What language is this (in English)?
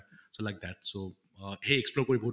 Assamese